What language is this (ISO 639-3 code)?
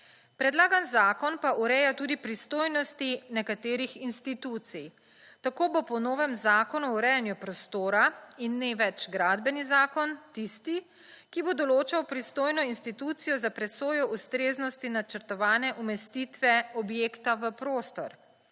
slv